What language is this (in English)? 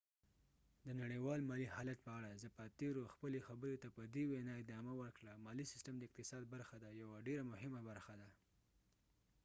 Pashto